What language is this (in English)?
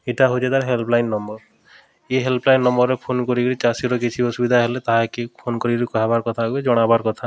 Odia